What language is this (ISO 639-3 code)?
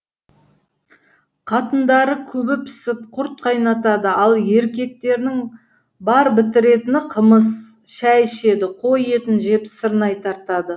kaz